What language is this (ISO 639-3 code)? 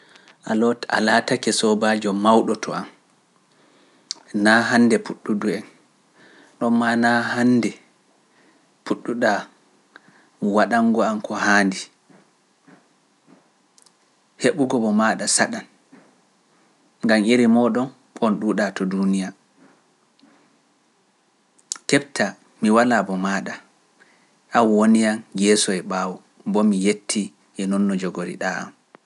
fuf